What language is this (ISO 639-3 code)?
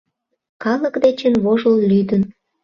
chm